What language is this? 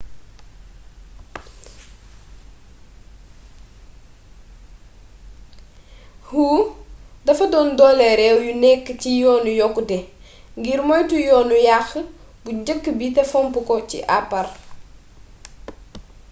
Wolof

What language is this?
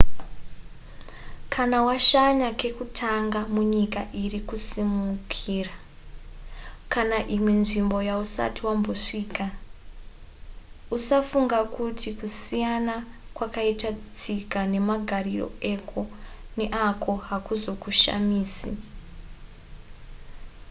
Shona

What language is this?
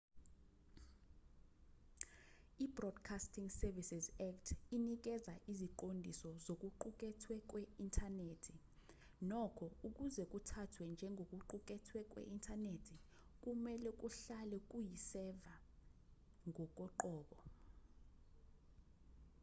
Zulu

